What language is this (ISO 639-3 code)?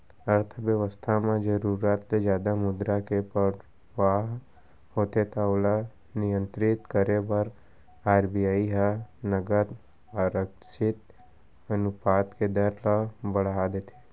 hne